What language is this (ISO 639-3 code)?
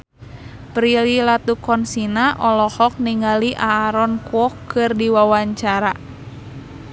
sun